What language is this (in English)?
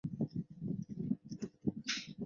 Chinese